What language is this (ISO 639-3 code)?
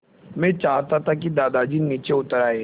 hin